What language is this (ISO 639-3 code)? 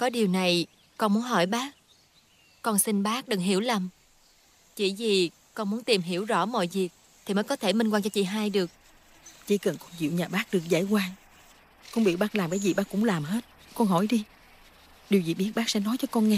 vie